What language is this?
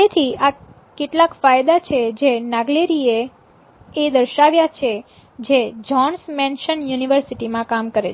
Gujarati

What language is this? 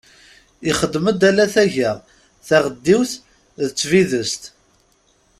Kabyle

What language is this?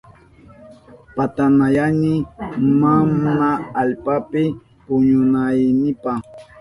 Southern Pastaza Quechua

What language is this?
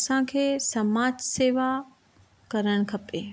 Sindhi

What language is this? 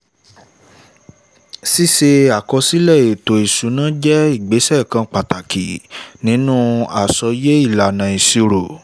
Yoruba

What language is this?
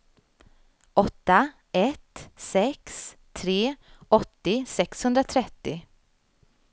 Swedish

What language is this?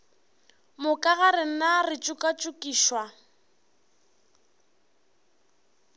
Northern Sotho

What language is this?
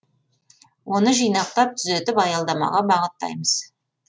Kazakh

